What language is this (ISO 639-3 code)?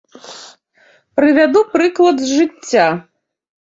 bel